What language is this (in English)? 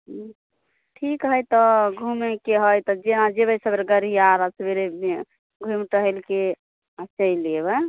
Maithili